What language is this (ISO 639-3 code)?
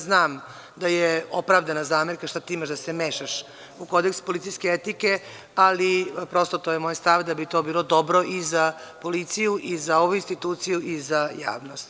srp